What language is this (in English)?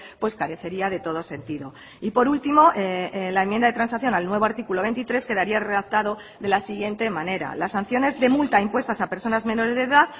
Spanish